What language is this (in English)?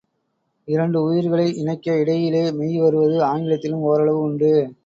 Tamil